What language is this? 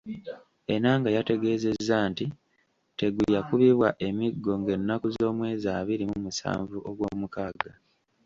Ganda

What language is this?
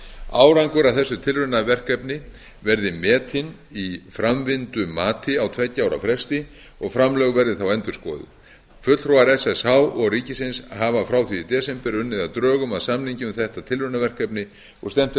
Icelandic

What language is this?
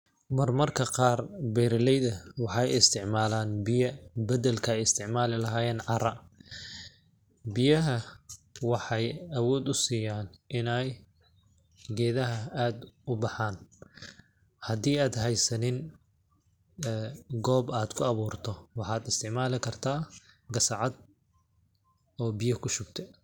Somali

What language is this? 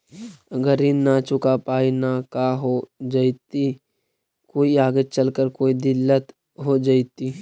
Magahi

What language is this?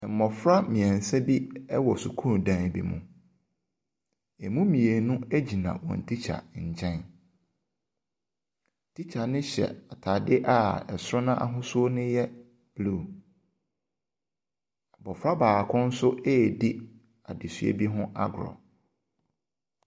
Akan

